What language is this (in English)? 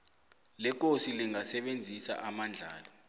South Ndebele